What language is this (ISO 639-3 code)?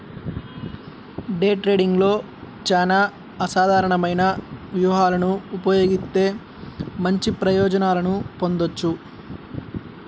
tel